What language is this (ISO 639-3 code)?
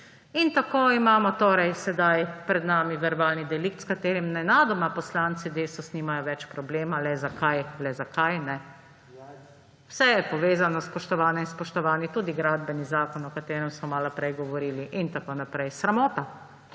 slv